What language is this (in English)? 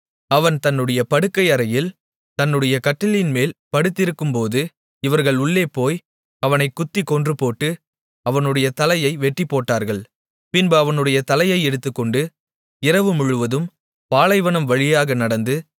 Tamil